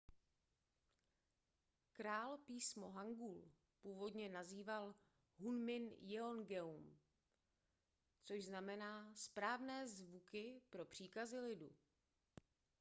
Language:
Czech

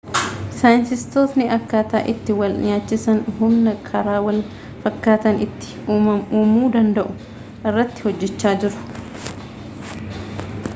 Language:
Oromo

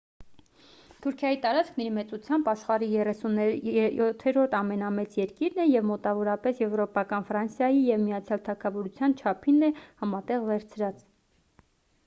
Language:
Armenian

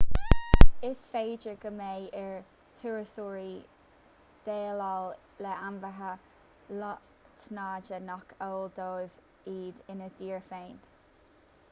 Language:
Irish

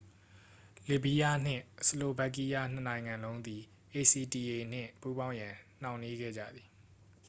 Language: Burmese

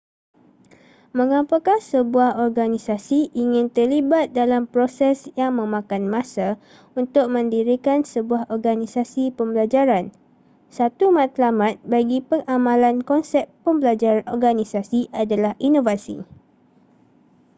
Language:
Malay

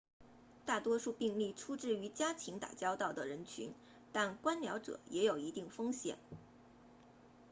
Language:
Chinese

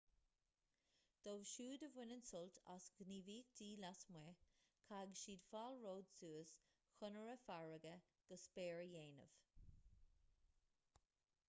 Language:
Irish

